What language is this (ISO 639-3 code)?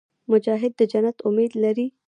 pus